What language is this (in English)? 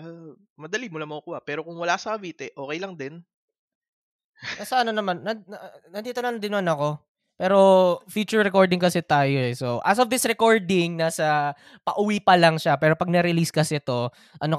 Filipino